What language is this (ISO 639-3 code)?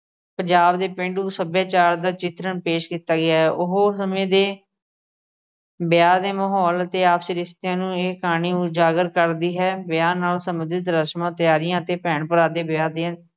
pan